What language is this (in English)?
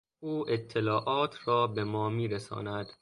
Persian